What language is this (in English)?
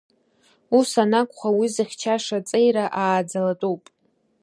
Abkhazian